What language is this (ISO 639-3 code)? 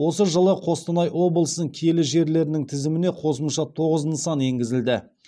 kaz